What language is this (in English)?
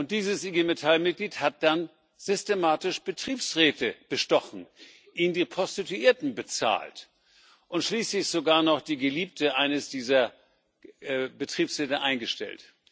German